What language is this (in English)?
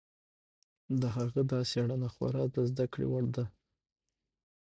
Pashto